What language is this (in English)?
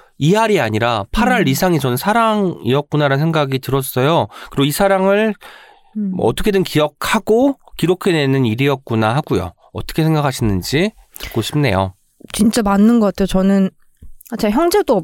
Korean